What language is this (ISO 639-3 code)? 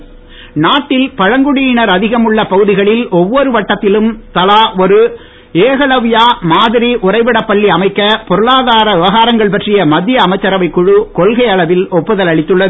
tam